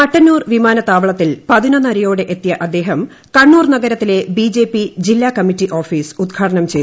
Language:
Malayalam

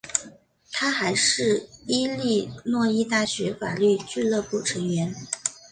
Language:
Chinese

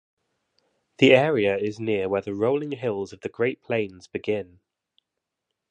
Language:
English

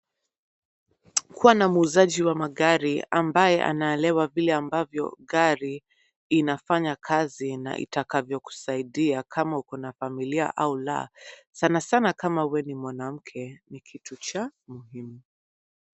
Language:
Swahili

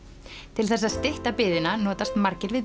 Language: Icelandic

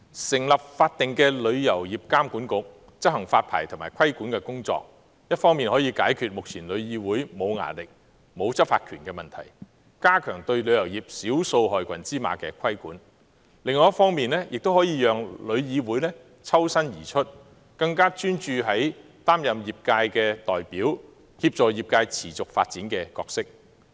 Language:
Cantonese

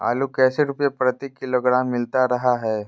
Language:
Magahi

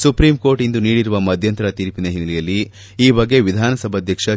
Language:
Kannada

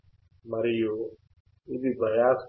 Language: Telugu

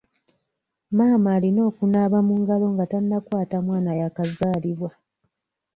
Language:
Ganda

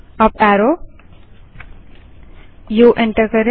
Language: Hindi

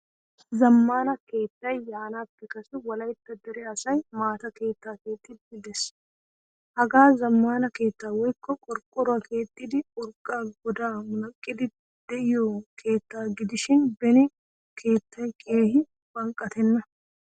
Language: Wolaytta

